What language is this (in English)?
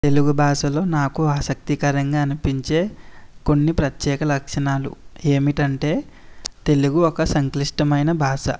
Telugu